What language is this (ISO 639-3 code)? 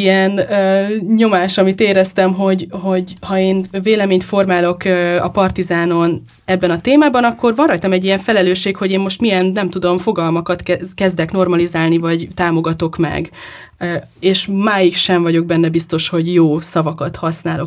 hun